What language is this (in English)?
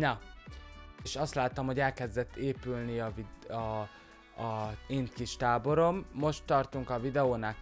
Hungarian